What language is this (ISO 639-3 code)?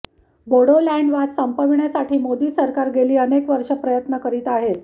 mar